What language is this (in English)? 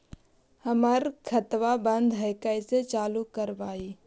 Magahi